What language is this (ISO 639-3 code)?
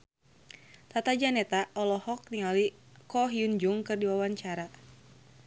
sun